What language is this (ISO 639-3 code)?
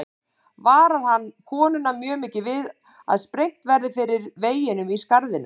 isl